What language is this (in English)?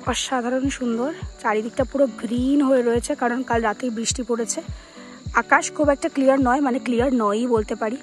Bangla